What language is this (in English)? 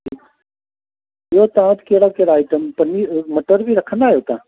Sindhi